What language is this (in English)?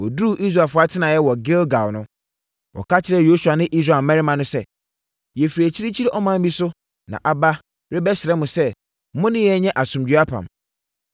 Akan